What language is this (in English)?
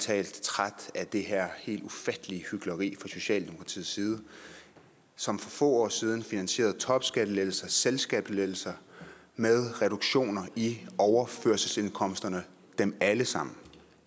Danish